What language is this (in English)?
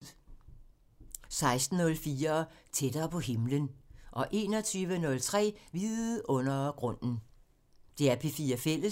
Danish